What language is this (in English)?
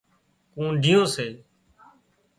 Wadiyara Koli